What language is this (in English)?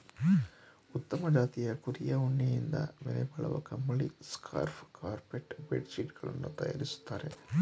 Kannada